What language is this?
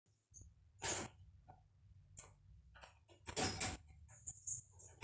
Masai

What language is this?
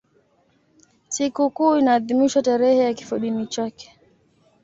Swahili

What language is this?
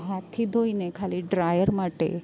Gujarati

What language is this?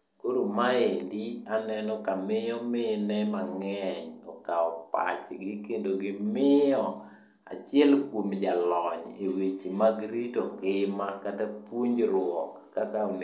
Luo (Kenya and Tanzania)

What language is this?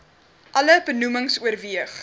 Afrikaans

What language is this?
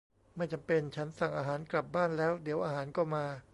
Thai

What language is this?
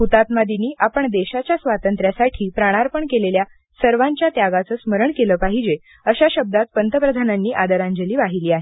Marathi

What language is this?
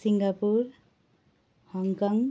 Nepali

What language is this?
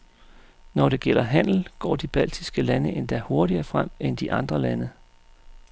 Danish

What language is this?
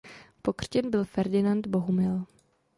Czech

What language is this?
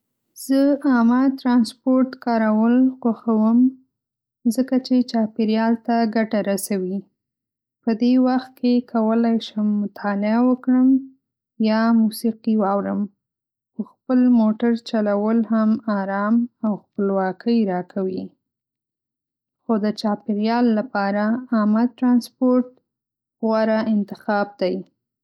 Pashto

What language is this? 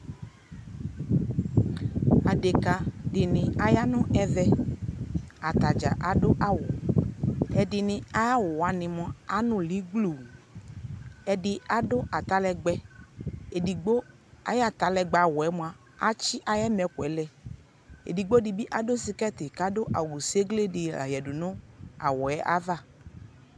Ikposo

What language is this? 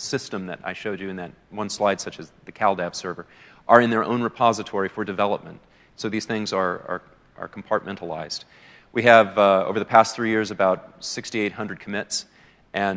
English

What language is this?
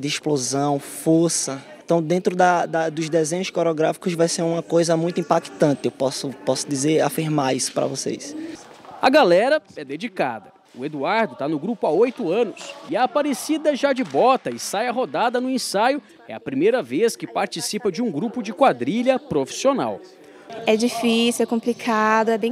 Portuguese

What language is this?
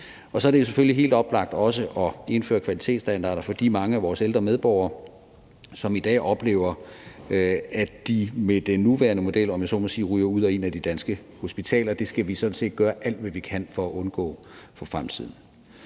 Danish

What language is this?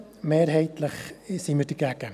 Swiss German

